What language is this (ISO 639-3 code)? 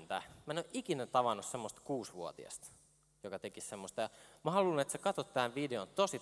fin